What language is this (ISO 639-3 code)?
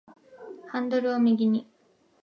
jpn